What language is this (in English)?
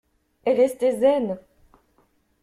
French